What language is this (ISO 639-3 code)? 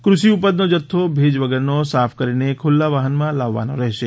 guj